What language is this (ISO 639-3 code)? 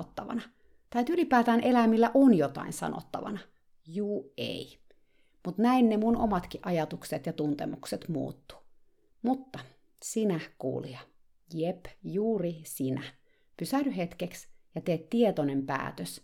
fin